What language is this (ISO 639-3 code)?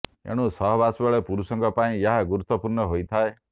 ori